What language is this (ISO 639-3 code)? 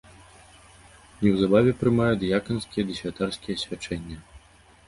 bel